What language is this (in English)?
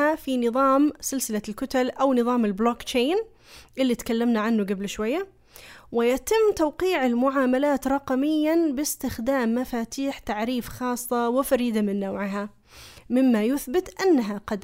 Arabic